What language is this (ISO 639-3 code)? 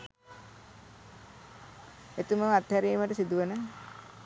sin